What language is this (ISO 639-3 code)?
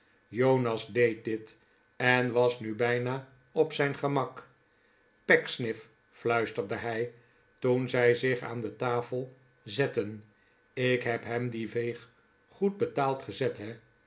nld